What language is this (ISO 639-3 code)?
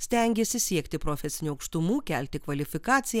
lit